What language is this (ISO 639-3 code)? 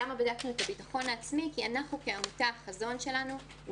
heb